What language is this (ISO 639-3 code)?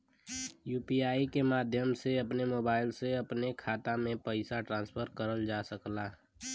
bho